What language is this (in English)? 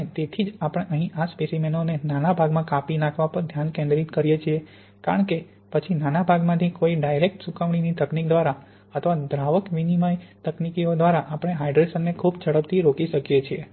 Gujarati